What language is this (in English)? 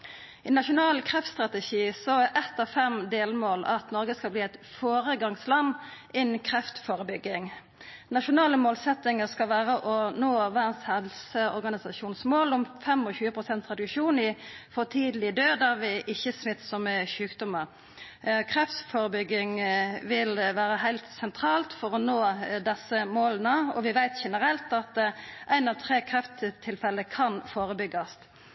Norwegian Nynorsk